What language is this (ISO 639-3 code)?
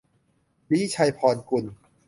tha